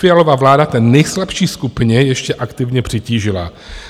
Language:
Czech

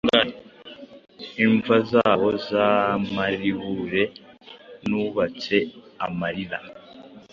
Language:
Kinyarwanda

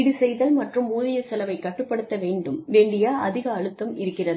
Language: Tamil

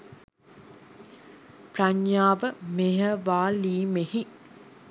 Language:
Sinhala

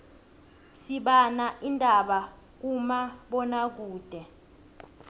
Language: South Ndebele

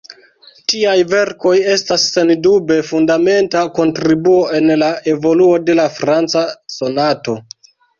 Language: Esperanto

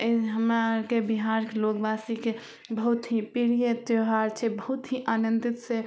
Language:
Maithili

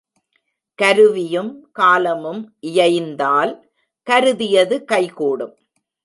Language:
Tamil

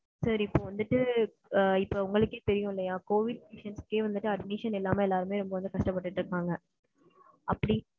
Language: Tamil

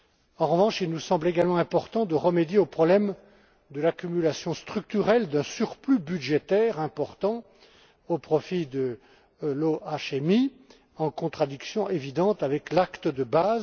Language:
French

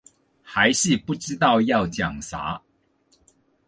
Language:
Chinese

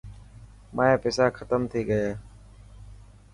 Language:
Dhatki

